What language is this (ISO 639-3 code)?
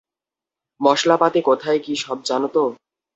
ben